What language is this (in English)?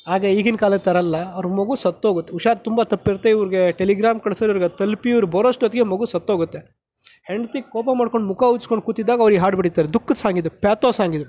Kannada